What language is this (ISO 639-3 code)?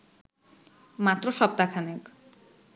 ben